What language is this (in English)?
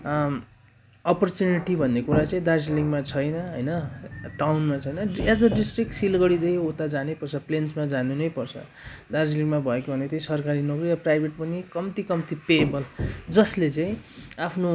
Nepali